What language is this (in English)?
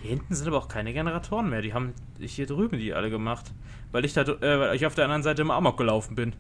German